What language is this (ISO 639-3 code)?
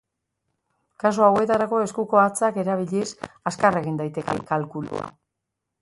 eus